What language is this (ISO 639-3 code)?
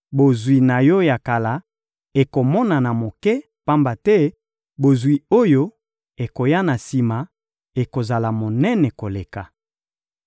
lin